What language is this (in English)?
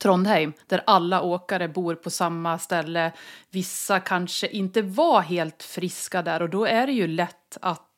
Swedish